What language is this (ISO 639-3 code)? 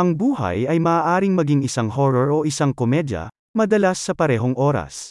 fil